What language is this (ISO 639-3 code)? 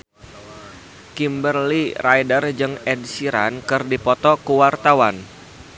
sun